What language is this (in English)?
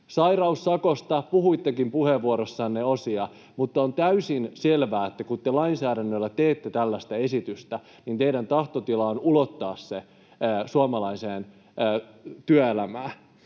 Finnish